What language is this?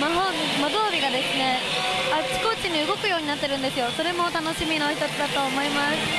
Japanese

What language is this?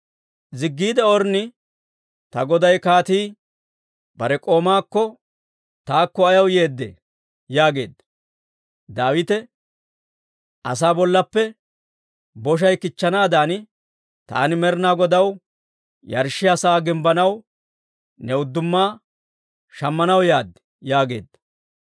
Dawro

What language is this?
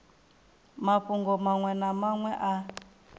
Venda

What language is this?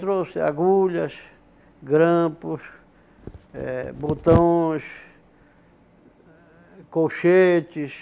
Portuguese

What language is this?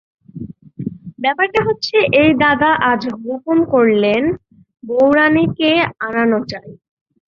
Bangla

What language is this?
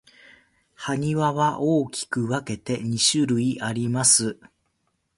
Japanese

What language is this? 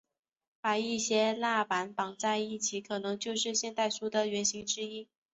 Chinese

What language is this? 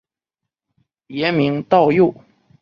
Chinese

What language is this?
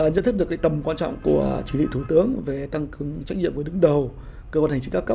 Vietnamese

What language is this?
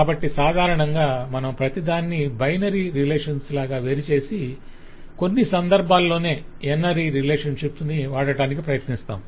Telugu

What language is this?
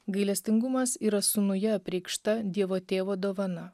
Lithuanian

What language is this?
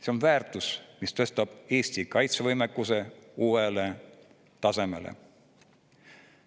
Estonian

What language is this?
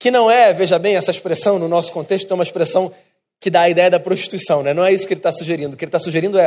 Portuguese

